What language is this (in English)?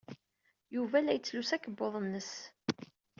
Kabyle